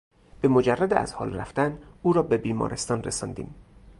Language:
Persian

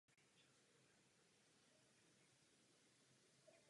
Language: Czech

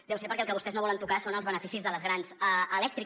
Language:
Catalan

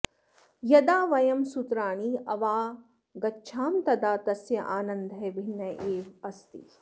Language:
Sanskrit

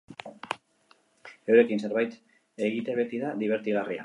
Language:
Basque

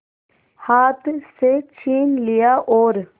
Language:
Hindi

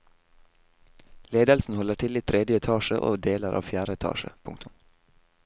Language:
Norwegian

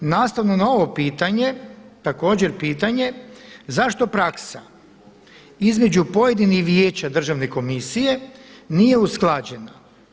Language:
Croatian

